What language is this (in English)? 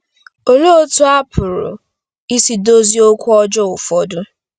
Igbo